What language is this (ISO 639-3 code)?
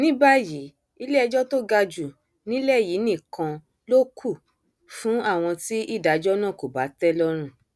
yor